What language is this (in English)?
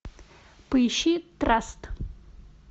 Russian